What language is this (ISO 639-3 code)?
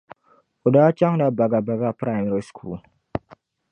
dag